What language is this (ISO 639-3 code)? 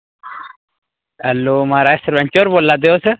doi